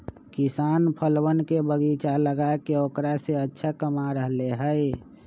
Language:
Magahi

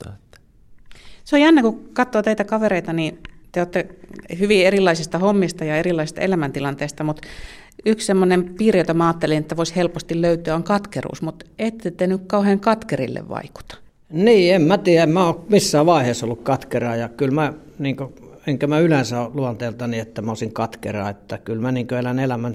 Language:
Finnish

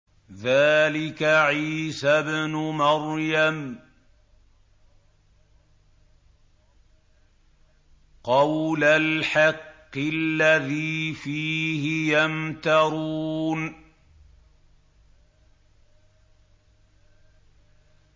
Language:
Arabic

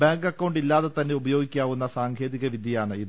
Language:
Malayalam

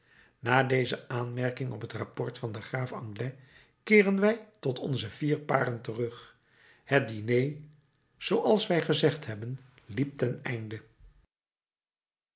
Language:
Dutch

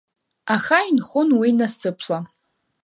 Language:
Abkhazian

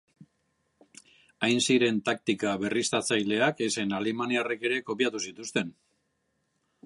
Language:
Basque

